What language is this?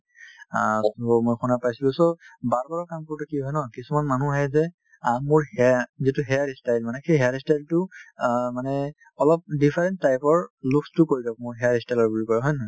Assamese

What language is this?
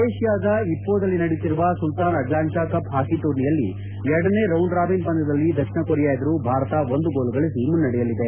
Kannada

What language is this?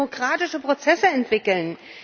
German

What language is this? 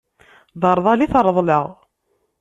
Kabyle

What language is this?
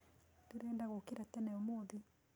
Kikuyu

